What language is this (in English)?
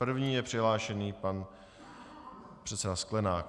Czech